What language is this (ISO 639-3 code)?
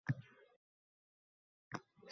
uzb